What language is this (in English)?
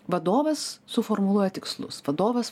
Lithuanian